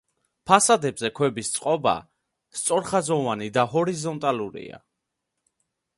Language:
Georgian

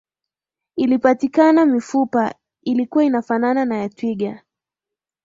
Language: Swahili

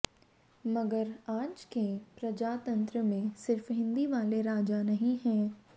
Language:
Hindi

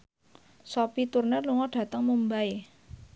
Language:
Javanese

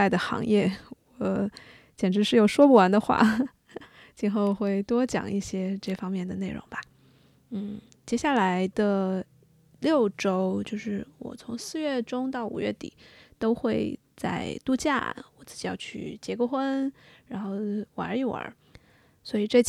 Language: Chinese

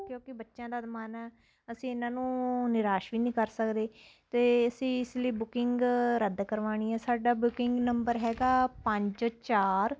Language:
Punjabi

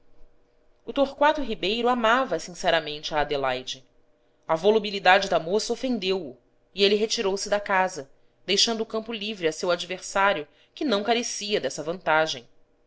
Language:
Portuguese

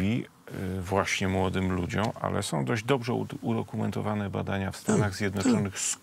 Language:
Polish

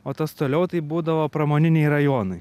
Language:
Lithuanian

